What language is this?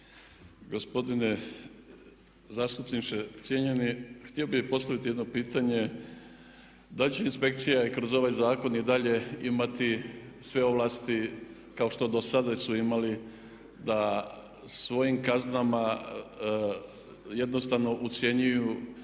Croatian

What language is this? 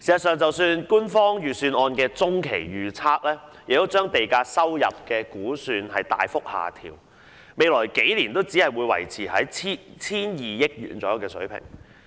Cantonese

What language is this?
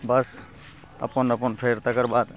Maithili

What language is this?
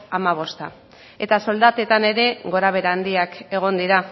Basque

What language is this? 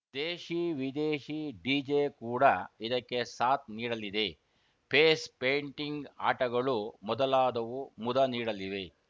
Kannada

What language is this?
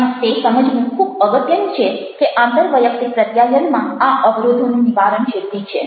Gujarati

